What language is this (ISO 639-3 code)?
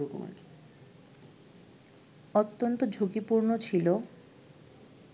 ben